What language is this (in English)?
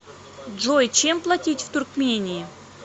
Russian